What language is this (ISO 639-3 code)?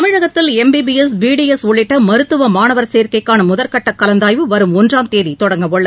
tam